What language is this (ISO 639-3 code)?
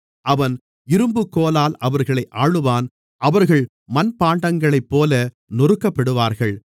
tam